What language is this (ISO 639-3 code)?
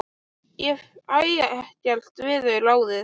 isl